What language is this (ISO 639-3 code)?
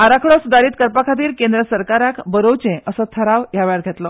kok